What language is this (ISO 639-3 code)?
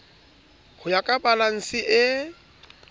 sot